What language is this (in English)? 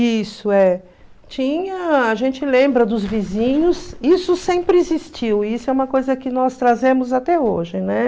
Portuguese